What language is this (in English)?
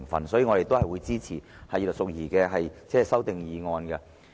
Cantonese